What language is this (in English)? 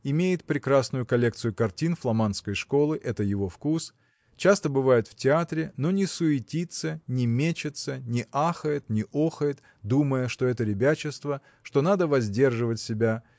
Russian